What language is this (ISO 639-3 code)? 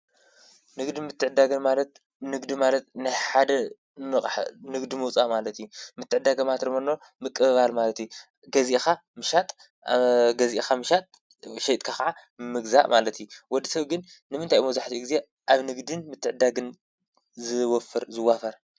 tir